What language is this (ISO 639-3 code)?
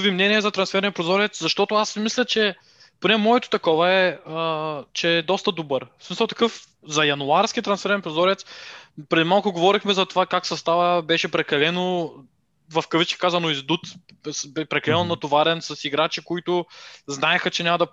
bul